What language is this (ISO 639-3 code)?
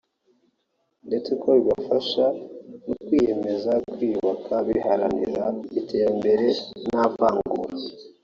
kin